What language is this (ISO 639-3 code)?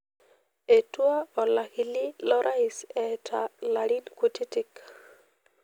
mas